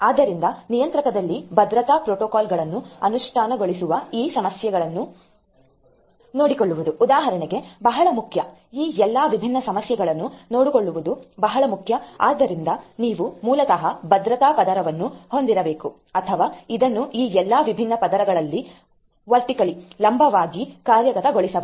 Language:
Kannada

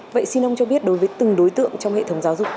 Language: Vietnamese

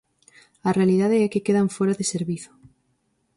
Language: Galician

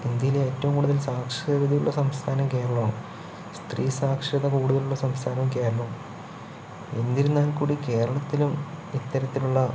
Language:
Malayalam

